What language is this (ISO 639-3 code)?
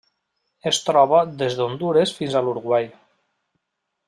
cat